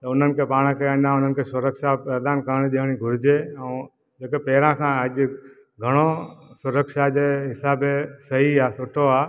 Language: Sindhi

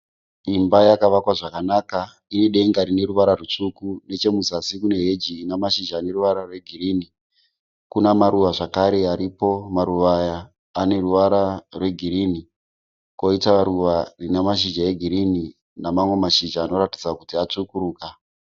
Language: Shona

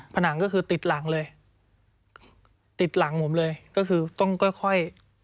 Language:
Thai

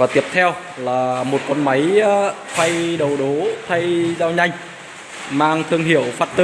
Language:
Vietnamese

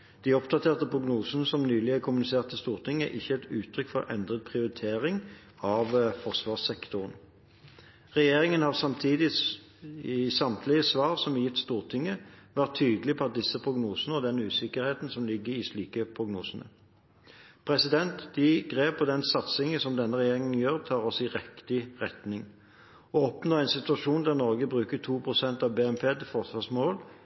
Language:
Norwegian Bokmål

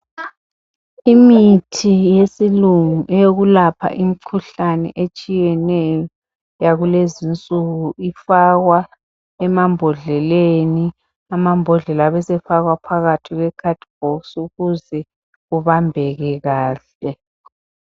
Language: North Ndebele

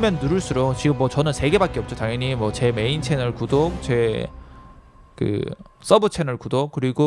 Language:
Korean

